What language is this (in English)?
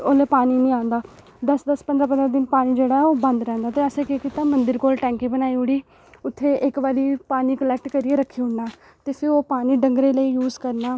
Dogri